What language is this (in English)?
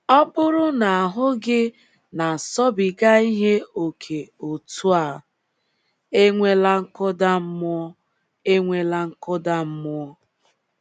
Igbo